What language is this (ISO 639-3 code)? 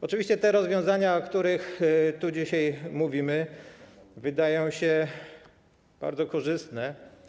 pol